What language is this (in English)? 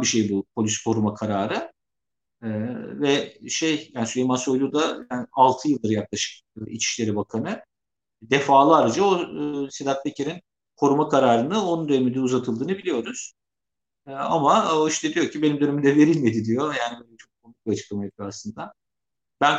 Turkish